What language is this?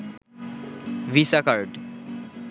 Bangla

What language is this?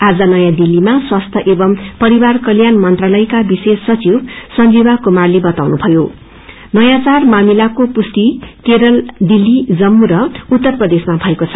Nepali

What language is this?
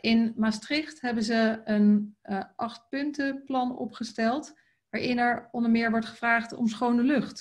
Dutch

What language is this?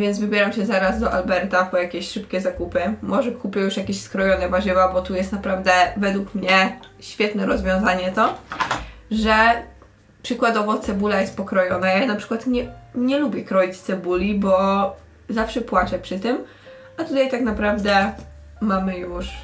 Polish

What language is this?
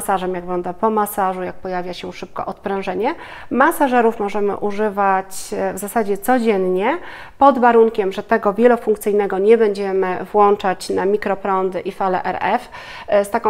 Polish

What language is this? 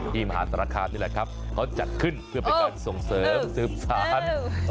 Thai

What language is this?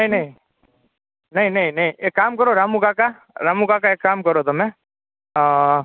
Gujarati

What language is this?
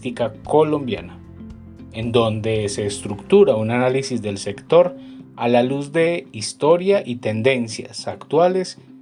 Spanish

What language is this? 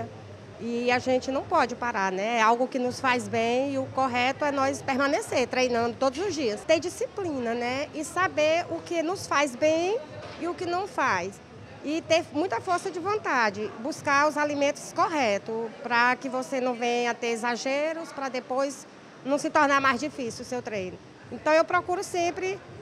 Portuguese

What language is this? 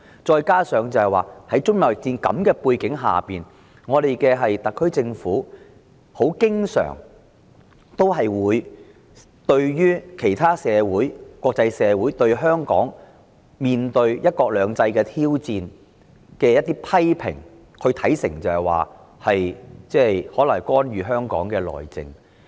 Cantonese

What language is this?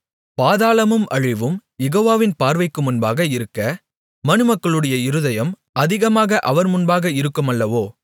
Tamil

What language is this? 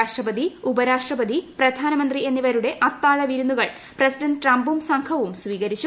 Malayalam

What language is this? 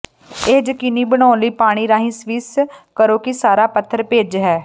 Punjabi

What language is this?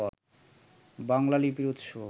Bangla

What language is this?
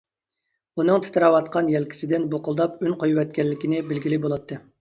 Uyghur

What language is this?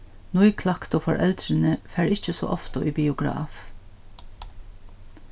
Faroese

